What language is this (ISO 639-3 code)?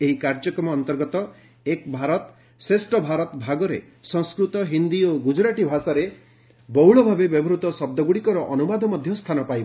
ori